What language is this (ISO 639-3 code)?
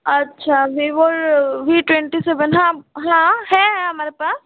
hin